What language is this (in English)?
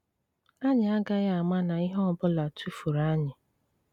Igbo